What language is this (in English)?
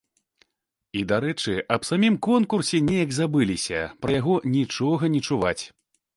Belarusian